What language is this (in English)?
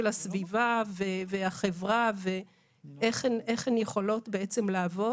Hebrew